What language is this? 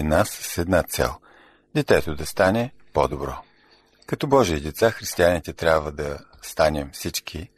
Bulgarian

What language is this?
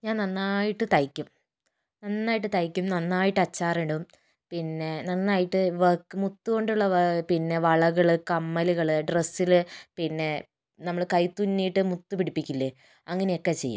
Malayalam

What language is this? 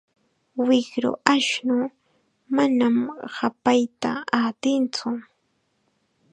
Chiquián Ancash Quechua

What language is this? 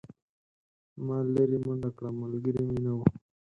Pashto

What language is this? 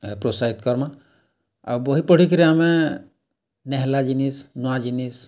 Odia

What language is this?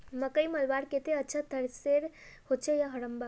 Magahi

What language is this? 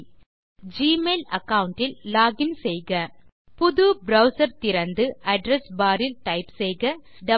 Tamil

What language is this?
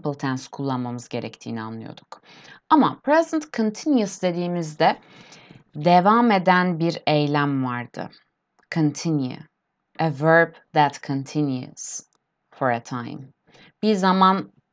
Turkish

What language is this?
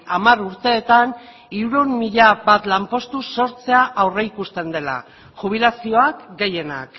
Basque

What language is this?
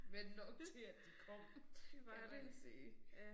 Danish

